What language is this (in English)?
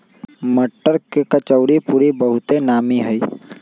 Magahi